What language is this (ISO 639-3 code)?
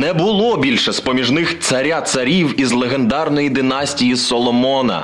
ukr